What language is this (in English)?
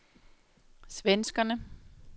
Danish